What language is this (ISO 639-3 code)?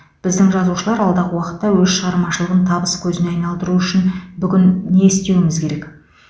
kaz